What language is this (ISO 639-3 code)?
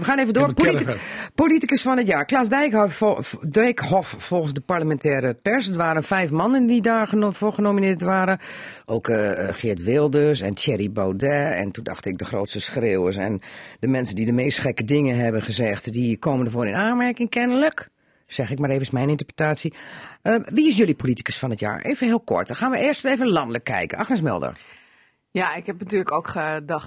nld